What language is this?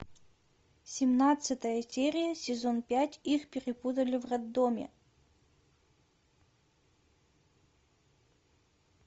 Russian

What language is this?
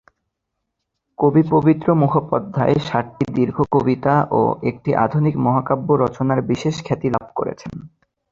Bangla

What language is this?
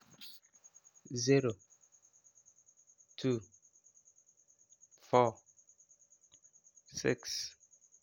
Frafra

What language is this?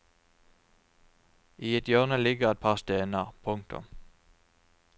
Norwegian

